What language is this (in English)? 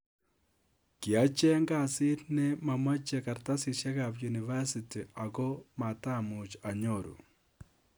Kalenjin